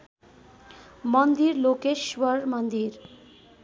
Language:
Nepali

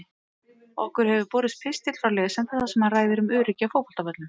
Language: Icelandic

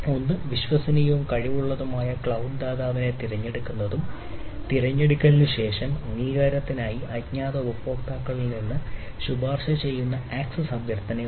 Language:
Malayalam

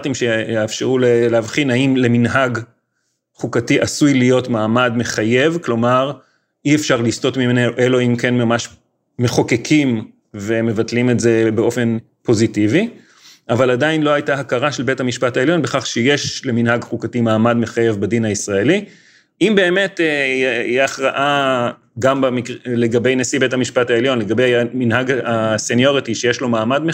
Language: Hebrew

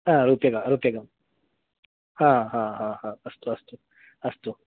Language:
Sanskrit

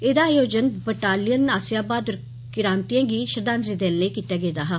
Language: Dogri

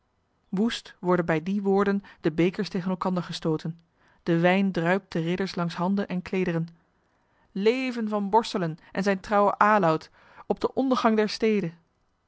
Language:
Dutch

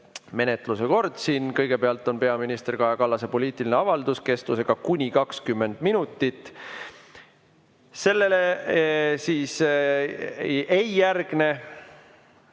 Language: Estonian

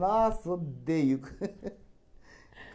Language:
Portuguese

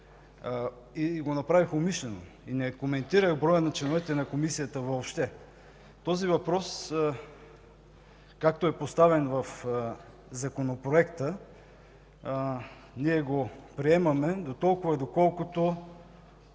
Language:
Bulgarian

